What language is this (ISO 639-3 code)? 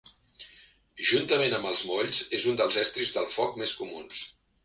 cat